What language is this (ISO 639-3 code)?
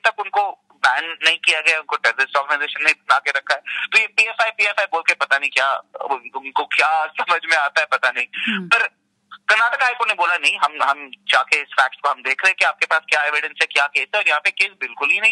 hin